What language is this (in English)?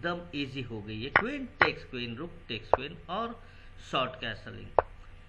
Hindi